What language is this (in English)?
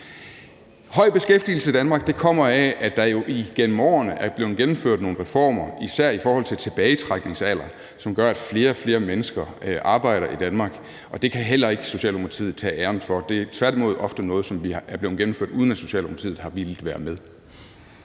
Danish